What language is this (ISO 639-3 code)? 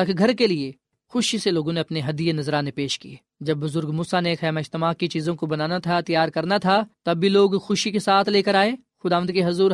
urd